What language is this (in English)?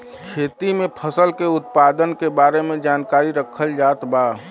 Bhojpuri